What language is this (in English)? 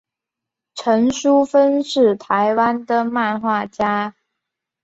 Chinese